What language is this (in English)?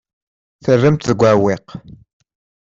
Kabyle